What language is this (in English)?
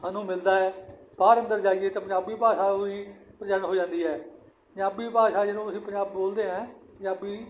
Punjabi